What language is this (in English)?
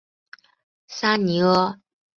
Chinese